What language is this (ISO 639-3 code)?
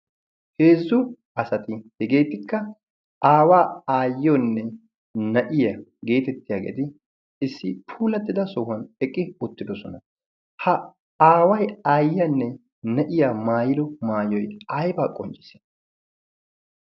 wal